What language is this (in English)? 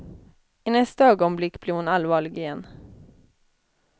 Swedish